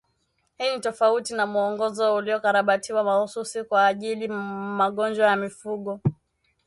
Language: Swahili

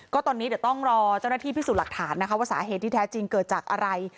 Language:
Thai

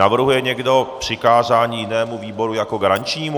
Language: Czech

